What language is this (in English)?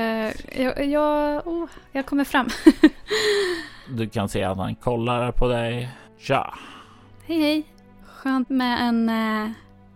Swedish